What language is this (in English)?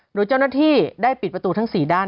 Thai